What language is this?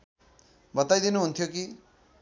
Nepali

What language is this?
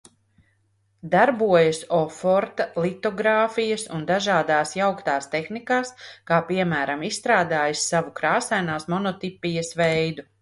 Latvian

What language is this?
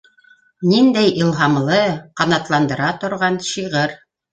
Bashkir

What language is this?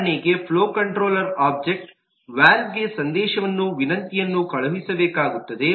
Kannada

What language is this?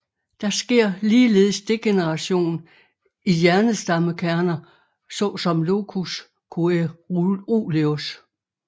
Danish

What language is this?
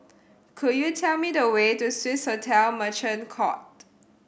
English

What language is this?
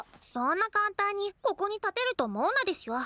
Japanese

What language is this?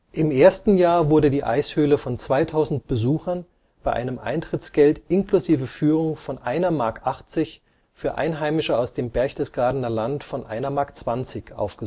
German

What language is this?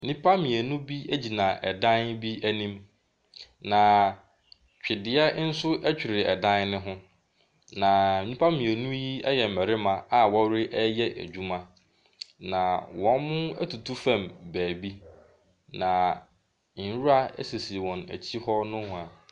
Akan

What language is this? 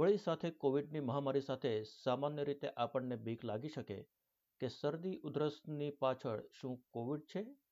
Gujarati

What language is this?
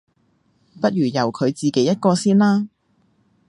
Cantonese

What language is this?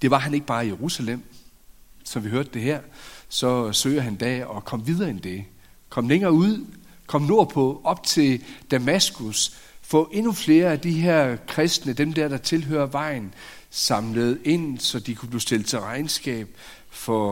Danish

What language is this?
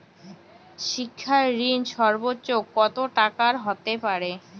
Bangla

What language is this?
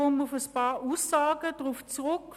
Swiss German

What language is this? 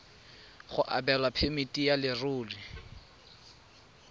Tswana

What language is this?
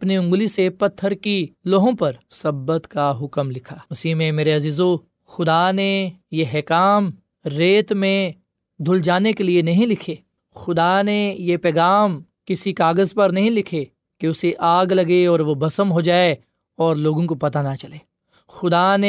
Urdu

